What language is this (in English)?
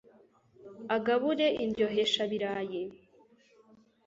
Kinyarwanda